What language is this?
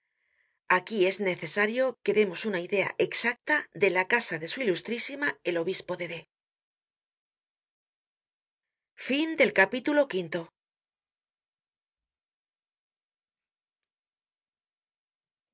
Spanish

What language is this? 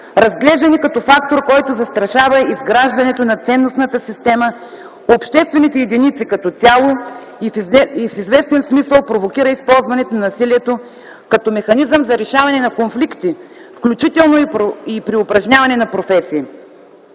Bulgarian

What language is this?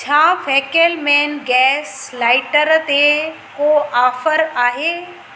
Sindhi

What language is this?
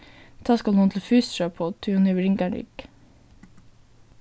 Faroese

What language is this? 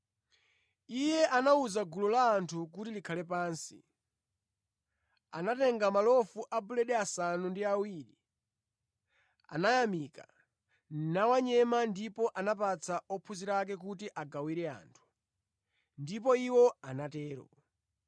Nyanja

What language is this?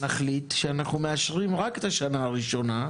Hebrew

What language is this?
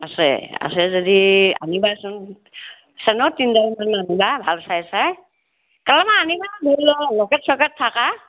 Assamese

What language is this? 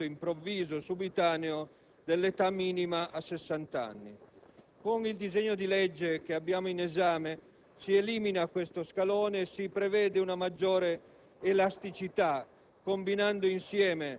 Italian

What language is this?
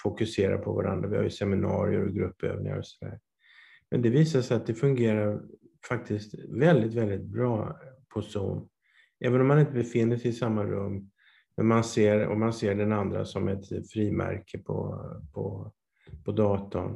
Swedish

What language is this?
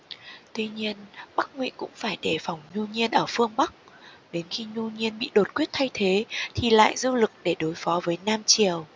Vietnamese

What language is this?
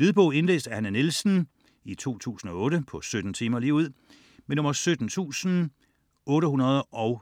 Danish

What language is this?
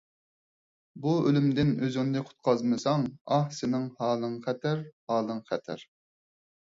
Uyghur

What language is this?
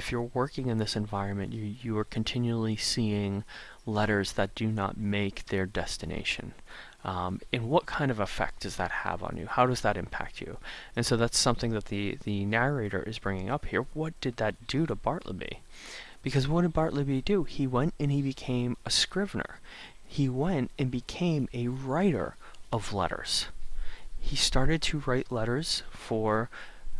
English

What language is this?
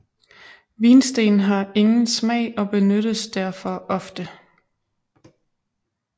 Danish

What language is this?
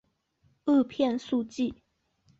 Chinese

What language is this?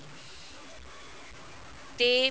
Punjabi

